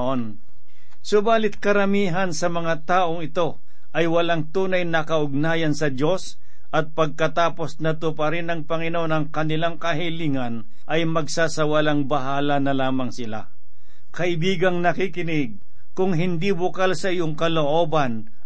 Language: Filipino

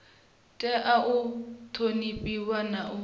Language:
Venda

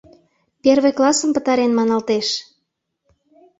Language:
Mari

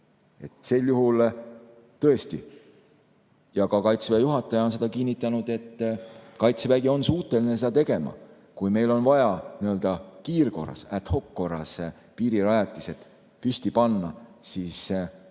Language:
Estonian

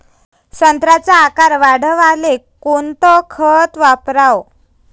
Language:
Marathi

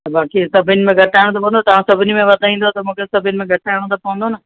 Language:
Sindhi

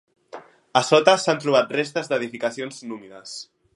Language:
Catalan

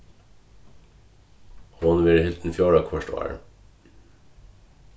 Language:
Faroese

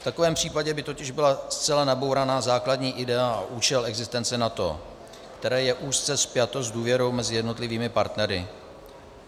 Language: Czech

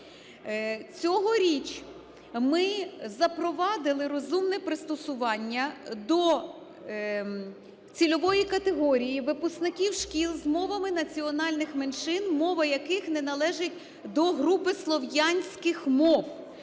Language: Ukrainian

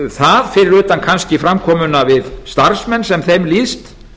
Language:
Icelandic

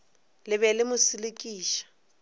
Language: Northern Sotho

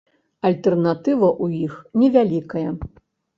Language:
Belarusian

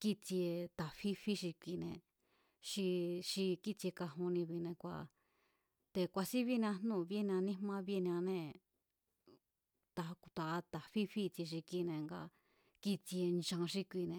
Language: Mazatlán Mazatec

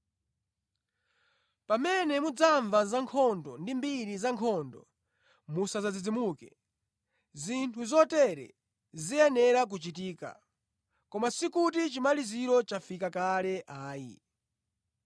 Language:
Nyanja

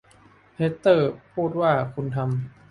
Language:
Thai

